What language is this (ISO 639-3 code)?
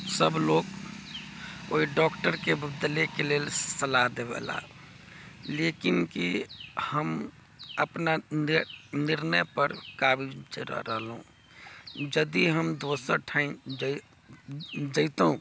mai